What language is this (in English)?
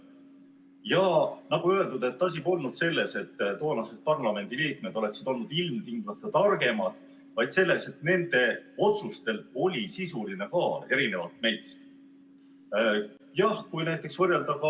Estonian